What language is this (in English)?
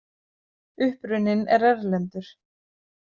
Icelandic